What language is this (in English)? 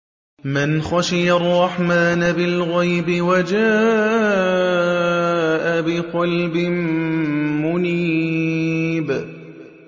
Arabic